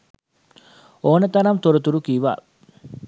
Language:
Sinhala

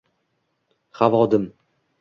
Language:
Uzbek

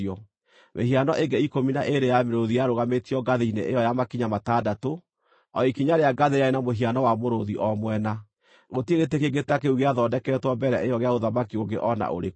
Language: Kikuyu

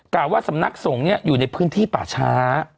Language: Thai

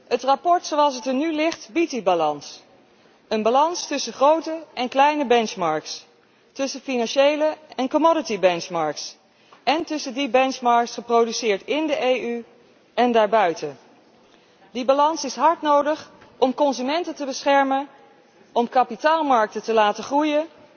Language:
Dutch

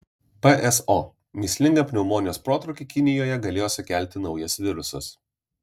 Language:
Lithuanian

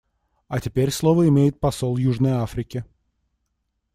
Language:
Russian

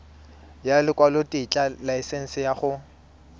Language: Tswana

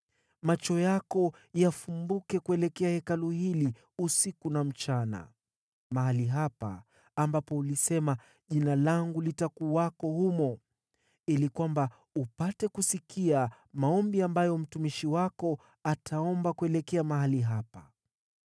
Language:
Swahili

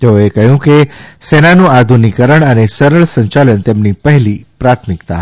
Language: Gujarati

